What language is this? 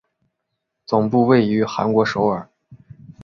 Chinese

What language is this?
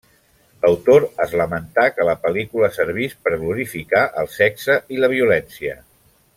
Catalan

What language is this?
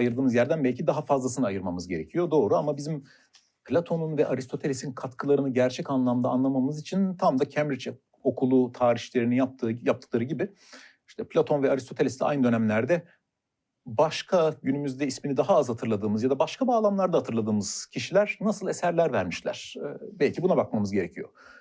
Turkish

